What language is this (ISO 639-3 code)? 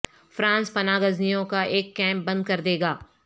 urd